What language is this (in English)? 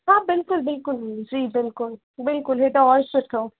Sindhi